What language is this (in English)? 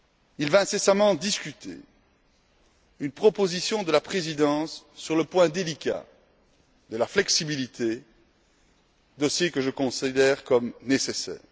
French